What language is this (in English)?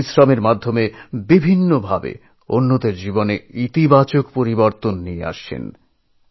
Bangla